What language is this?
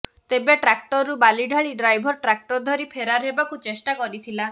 Odia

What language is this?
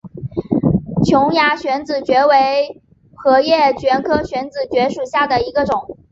Chinese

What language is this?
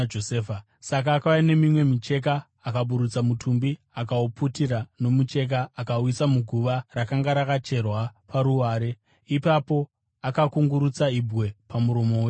Shona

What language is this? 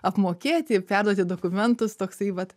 Lithuanian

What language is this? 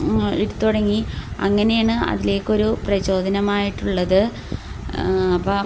Malayalam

